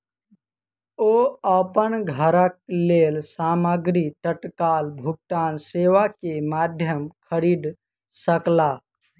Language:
Maithili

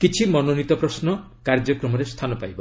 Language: Odia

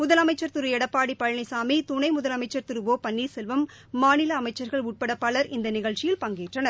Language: Tamil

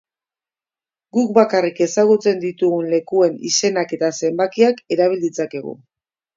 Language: Basque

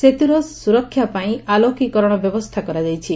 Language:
Odia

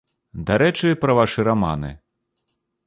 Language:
Belarusian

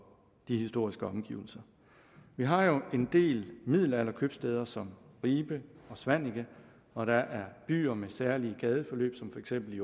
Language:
Danish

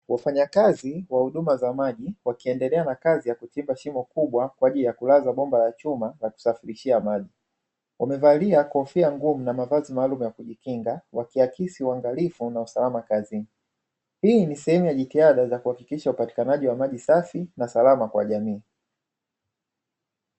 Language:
Swahili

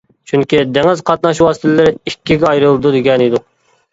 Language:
Uyghur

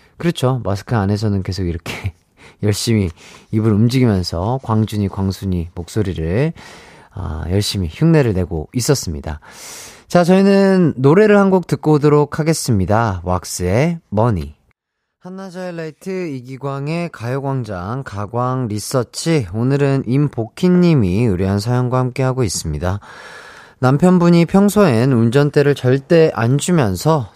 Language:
Korean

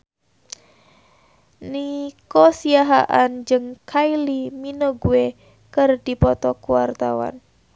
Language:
Sundanese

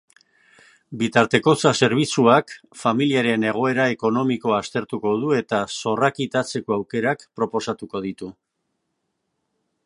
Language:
Basque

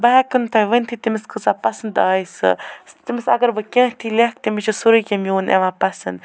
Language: Kashmiri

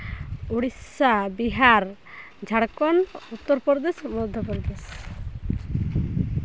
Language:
Santali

